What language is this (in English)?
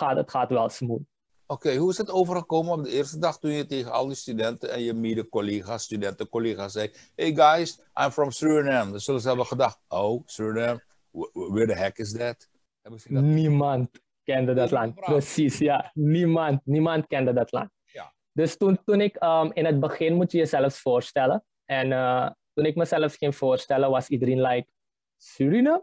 Dutch